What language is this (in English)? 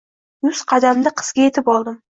Uzbek